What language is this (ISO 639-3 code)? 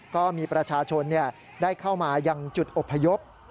tha